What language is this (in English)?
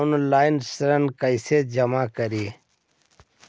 Magahi